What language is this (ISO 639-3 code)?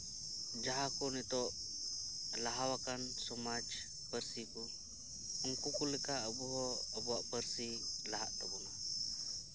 sat